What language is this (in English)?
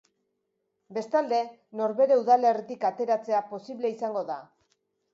Basque